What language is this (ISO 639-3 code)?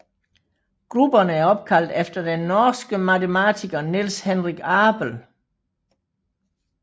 dan